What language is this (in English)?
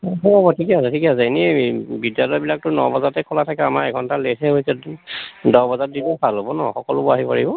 Assamese